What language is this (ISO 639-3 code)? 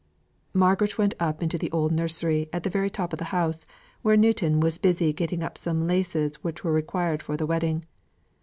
eng